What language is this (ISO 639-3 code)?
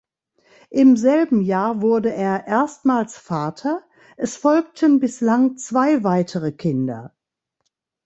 deu